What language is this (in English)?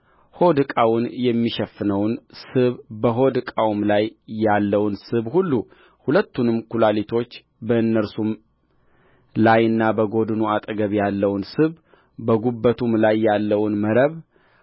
Amharic